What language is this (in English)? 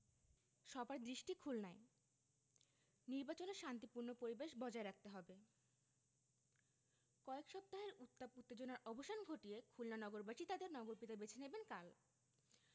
Bangla